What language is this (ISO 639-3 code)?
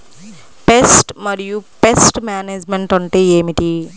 tel